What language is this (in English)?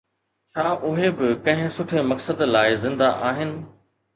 Sindhi